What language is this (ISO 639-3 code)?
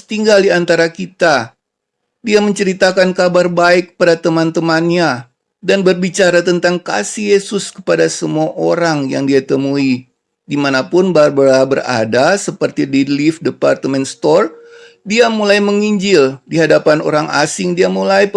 ind